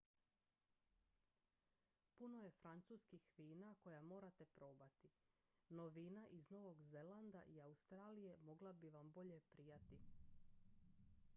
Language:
Croatian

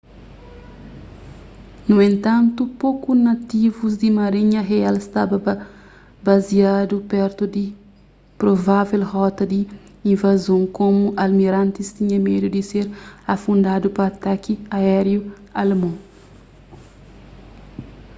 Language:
Kabuverdianu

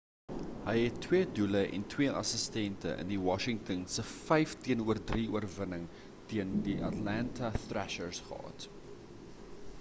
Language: Afrikaans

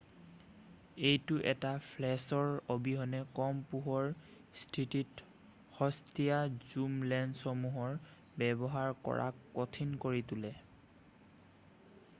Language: Assamese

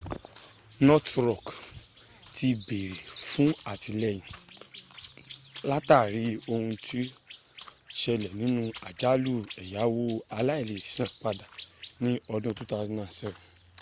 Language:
Yoruba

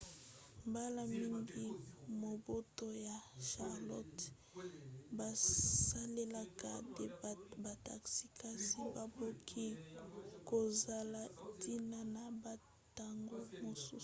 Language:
Lingala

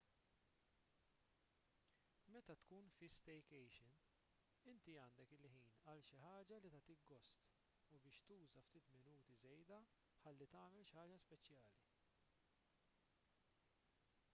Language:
Maltese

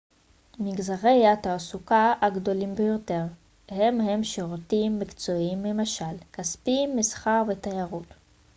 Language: Hebrew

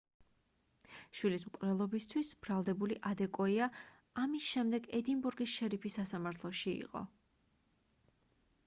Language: Georgian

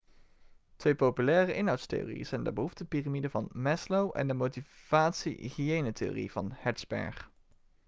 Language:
Dutch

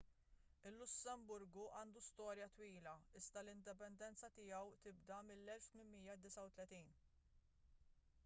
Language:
Maltese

